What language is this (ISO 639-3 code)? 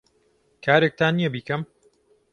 ckb